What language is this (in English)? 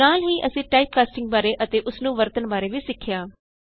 Punjabi